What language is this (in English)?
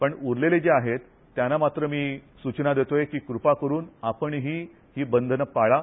Marathi